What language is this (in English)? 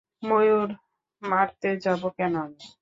Bangla